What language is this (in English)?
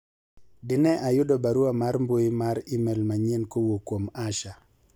Luo (Kenya and Tanzania)